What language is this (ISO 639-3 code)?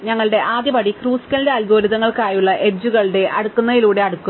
mal